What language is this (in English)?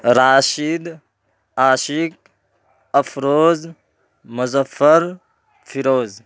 Urdu